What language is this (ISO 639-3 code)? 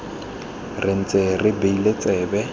tsn